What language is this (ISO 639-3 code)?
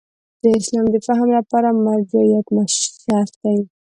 pus